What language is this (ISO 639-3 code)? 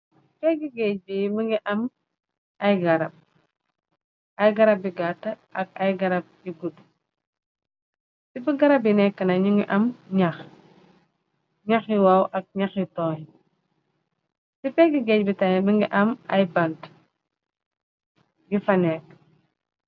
wol